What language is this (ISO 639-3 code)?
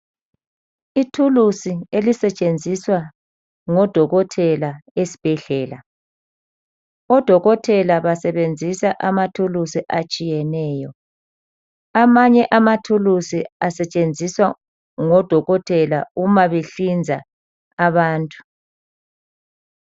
nde